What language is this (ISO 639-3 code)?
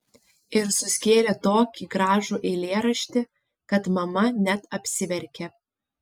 lit